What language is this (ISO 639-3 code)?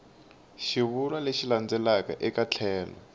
tso